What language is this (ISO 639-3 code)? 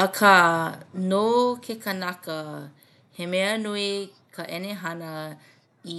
haw